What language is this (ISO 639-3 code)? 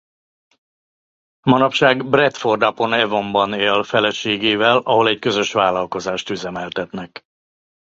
hun